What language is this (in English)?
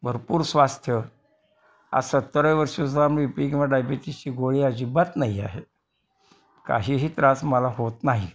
Marathi